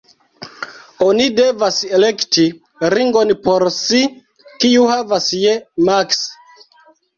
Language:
Esperanto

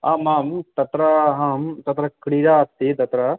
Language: Sanskrit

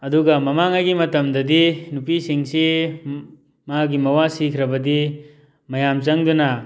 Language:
Manipuri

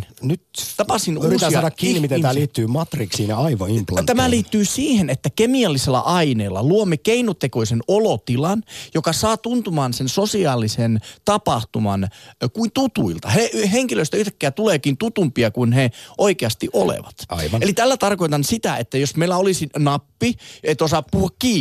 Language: Finnish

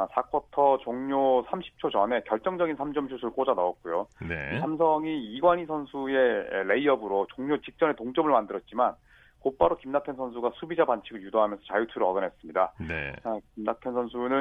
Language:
Korean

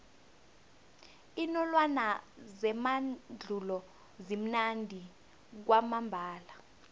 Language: South Ndebele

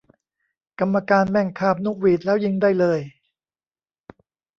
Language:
Thai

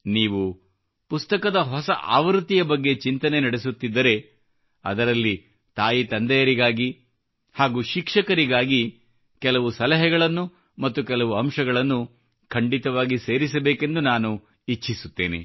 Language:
Kannada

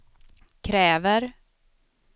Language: Swedish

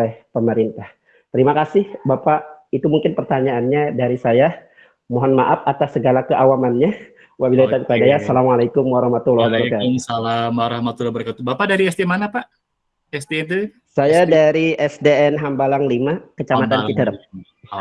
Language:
Indonesian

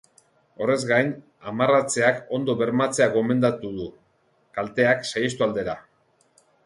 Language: Basque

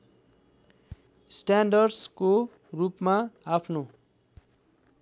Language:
Nepali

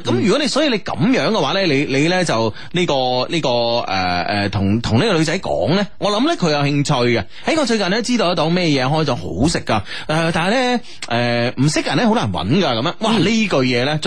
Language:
Chinese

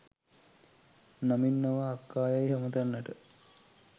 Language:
Sinhala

